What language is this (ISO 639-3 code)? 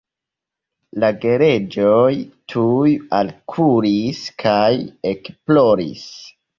epo